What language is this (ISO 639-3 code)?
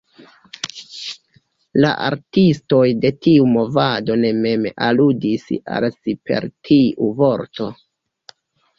epo